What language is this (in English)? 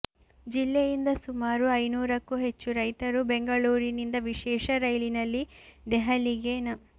Kannada